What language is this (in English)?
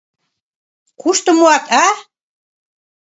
Mari